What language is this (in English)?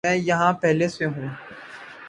Urdu